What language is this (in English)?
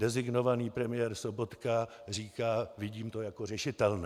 Czech